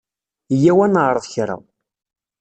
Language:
Kabyle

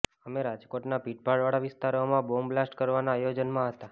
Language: Gujarati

